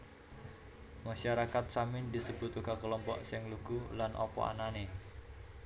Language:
Javanese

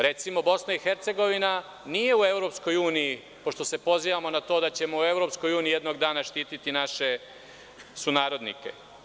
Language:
Serbian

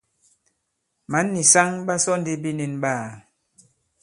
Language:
Bankon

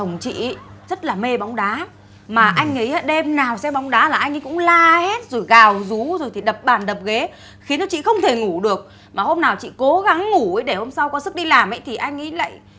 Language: Vietnamese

